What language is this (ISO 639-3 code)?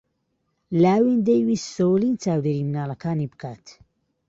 ckb